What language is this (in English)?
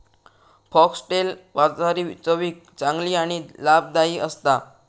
Marathi